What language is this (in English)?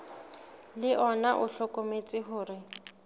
Southern Sotho